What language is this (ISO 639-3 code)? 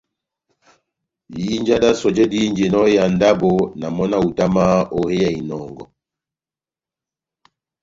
bnm